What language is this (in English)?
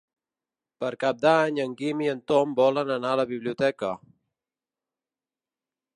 Catalan